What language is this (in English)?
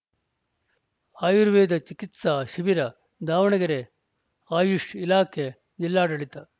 Kannada